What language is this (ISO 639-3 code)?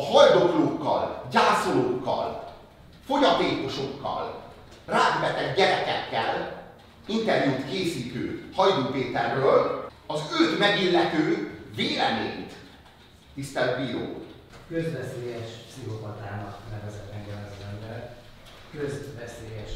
hun